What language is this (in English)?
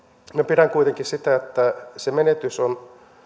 Finnish